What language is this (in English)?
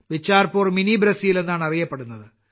Malayalam